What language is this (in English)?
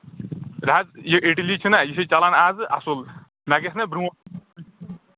Kashmiri